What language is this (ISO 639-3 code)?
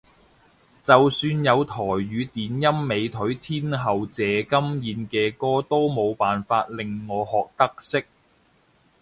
yue